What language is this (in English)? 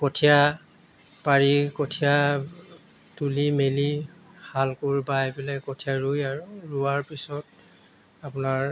Assamese